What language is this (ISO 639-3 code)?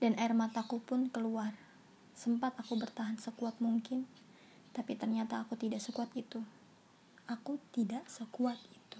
ind